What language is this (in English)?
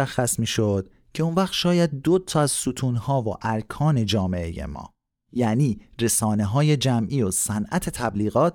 Persian